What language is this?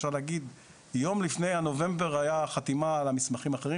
Hebrew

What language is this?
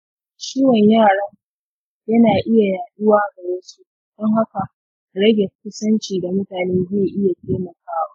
Hausa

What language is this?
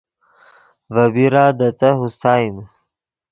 Yidgha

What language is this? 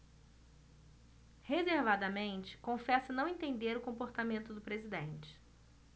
Portuguese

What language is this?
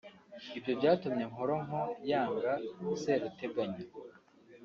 Kinyarwanda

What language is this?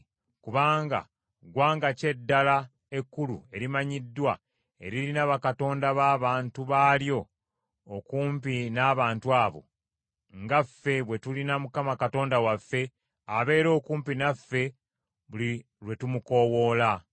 Ganda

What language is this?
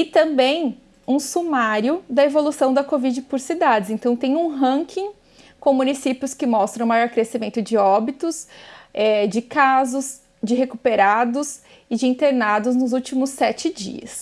Portuguese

